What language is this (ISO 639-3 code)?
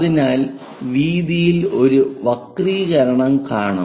mal